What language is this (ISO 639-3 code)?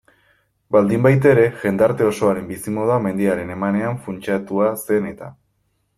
eus